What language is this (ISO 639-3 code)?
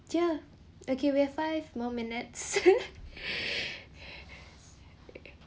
eng